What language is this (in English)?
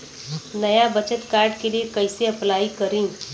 Bhojpuri